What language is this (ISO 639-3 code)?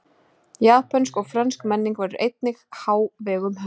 isl